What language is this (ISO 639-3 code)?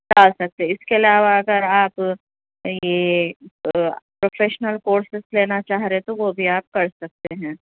urd